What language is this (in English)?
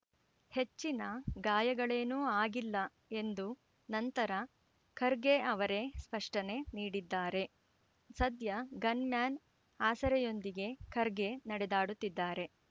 Kannada